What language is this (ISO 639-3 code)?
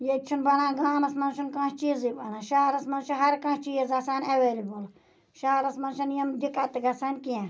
kas